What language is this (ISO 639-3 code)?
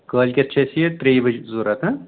kas